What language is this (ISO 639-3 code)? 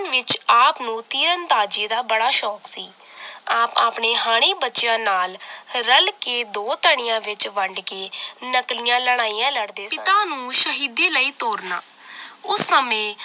pan